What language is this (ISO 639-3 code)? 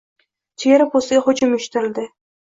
uzb